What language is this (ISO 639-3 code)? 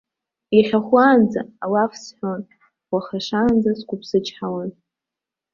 abk